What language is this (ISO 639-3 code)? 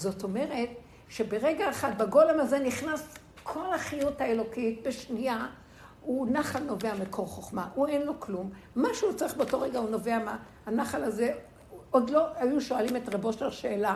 heb